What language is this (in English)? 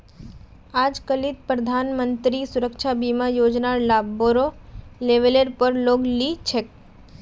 Magahi